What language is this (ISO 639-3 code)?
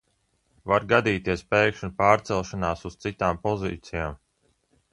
lav